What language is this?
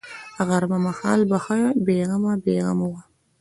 Pashto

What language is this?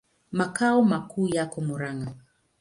Swahili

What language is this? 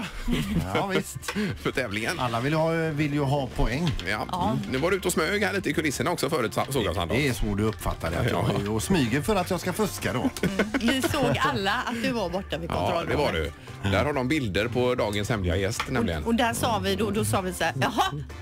Swedish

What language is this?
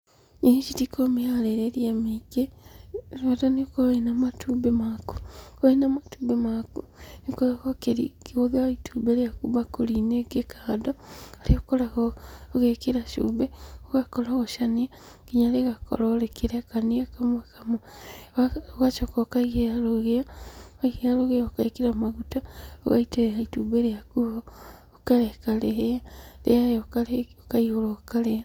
Kikuyu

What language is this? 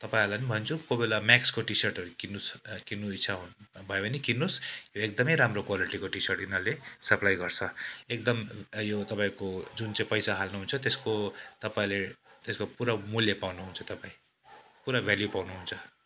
Nepali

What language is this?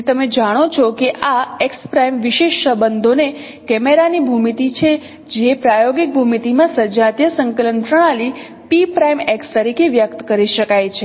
Gujarati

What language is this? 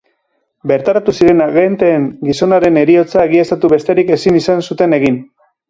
Basque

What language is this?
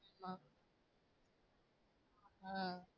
Tamil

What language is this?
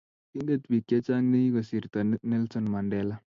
Kalenjin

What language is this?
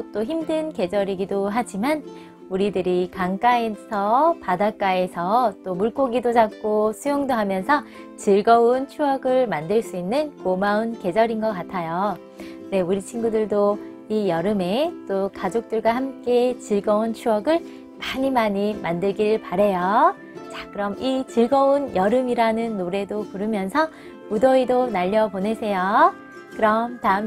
Korean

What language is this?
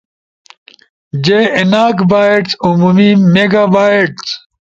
Ushojo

